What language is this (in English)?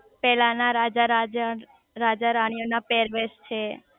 Gujarati